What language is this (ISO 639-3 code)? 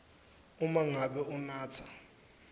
ssw